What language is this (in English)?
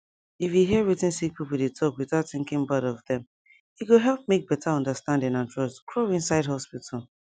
Nigerian Pidgin